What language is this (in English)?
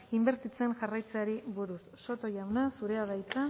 Basque